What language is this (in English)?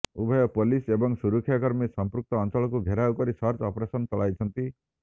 Odia